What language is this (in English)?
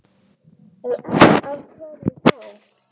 Icelandic